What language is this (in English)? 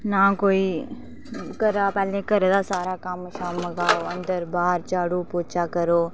Dogri